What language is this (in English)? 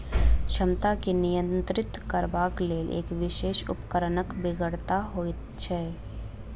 Maithili